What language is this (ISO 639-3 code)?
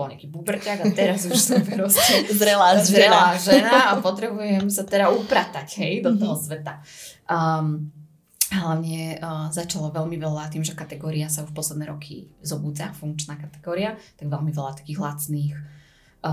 slk